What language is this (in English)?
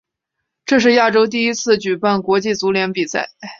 Chinese